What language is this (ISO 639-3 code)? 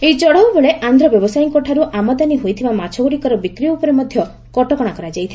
ori